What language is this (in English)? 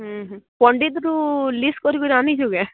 Odia